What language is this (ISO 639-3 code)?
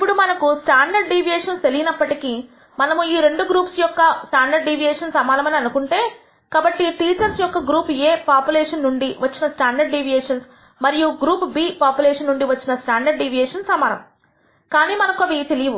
tel